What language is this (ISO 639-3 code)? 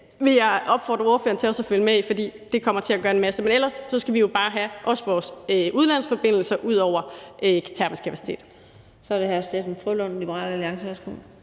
dan